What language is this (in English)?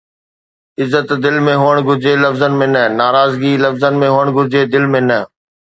Sindhi